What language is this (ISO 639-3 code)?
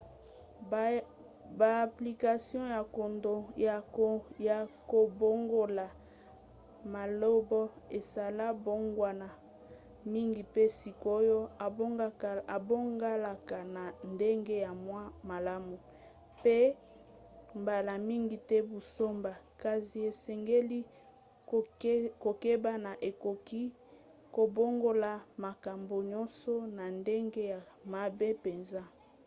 lin